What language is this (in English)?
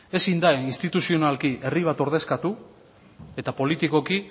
Basque